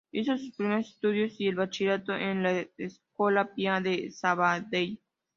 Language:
Spanish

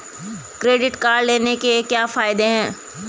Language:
Hindi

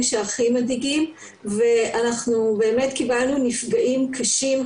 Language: Hebrew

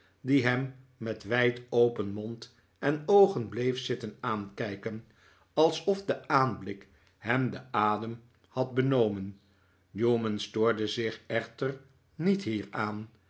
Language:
Dutch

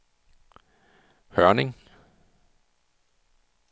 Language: Danish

